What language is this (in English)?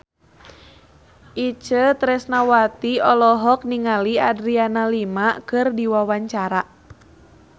Sundanese